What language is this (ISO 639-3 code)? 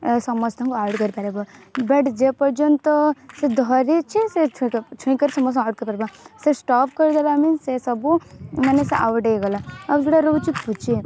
ori